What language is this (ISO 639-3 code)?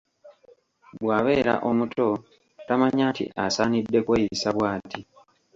lug